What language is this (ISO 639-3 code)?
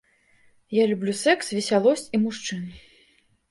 bel